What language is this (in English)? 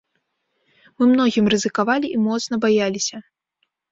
Belarusian